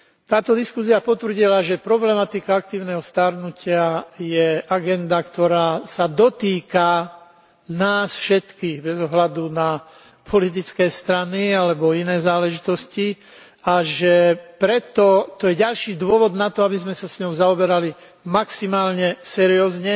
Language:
Slovak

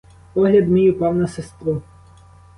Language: Ukrainian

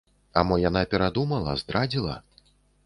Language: Belarusian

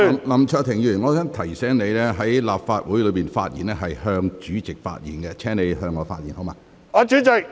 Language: Cantonese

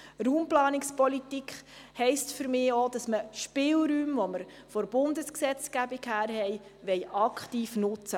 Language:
Swiss German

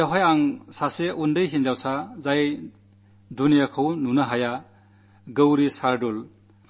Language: Malayalam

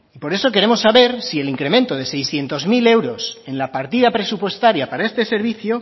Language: Spanish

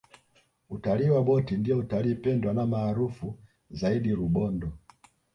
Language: Swahili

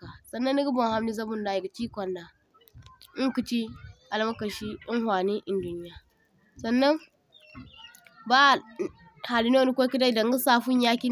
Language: Zarma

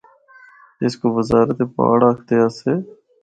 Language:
Northern Hindko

